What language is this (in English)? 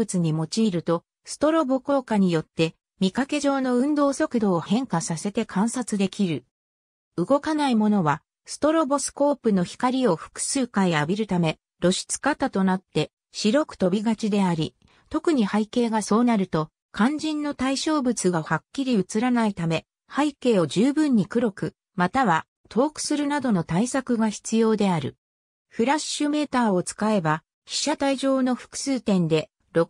Japanese